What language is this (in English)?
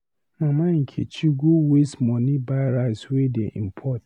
Nigerian Pidgin